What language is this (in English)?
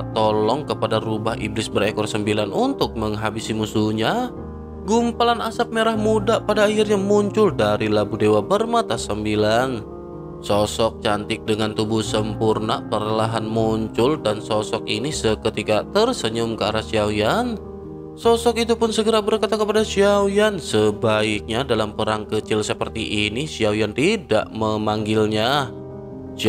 Indonesian